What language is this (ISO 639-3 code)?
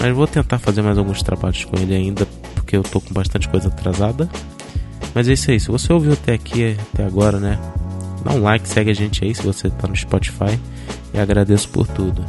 por